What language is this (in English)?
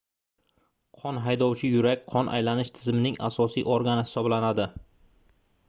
Uzbek